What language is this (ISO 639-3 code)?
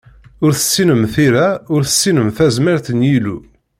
kab